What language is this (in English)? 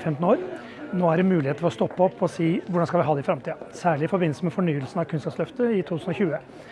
Norwegian